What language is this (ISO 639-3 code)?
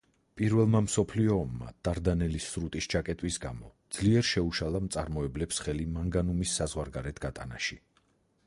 kat